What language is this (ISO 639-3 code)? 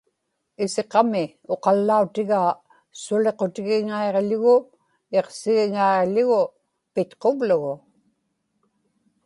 ipk